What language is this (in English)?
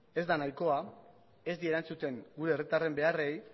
Basque